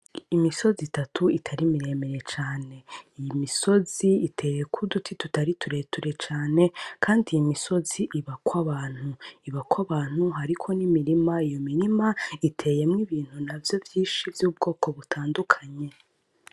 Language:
Rundi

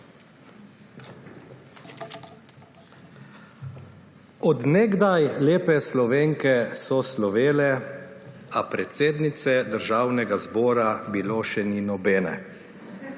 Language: Slovenian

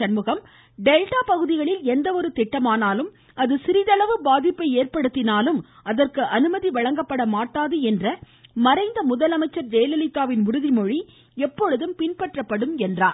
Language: Tamil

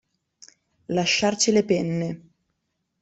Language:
Italian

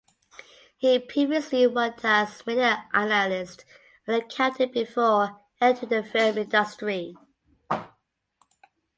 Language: English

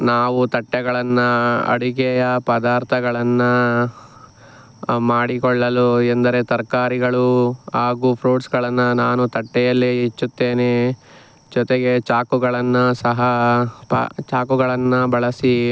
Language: Kannada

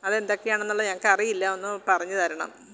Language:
Malayalam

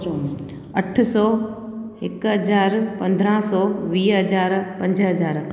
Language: Sindhi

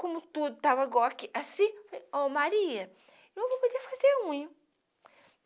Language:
Portuguese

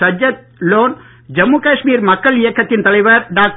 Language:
Tamil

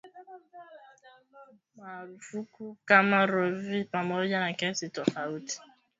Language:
Swahili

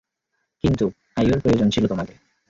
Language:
Bangla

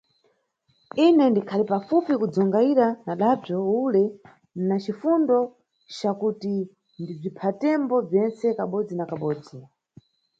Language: Nyungwe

